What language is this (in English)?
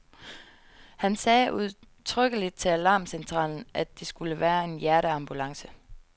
Danish